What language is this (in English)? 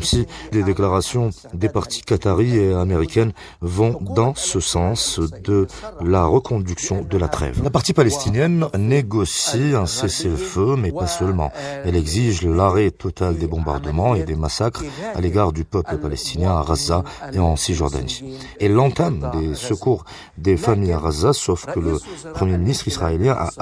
French